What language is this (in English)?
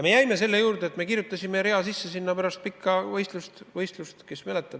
Estonian